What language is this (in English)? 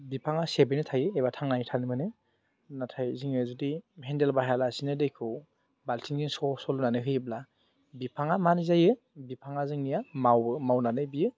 Bodo